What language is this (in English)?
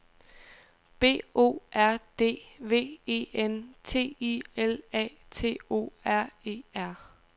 Danish